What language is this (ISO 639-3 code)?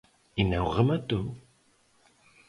glg